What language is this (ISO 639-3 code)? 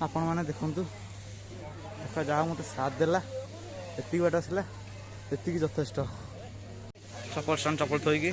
hin